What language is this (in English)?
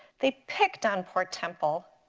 English